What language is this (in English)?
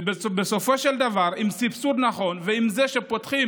Hebrew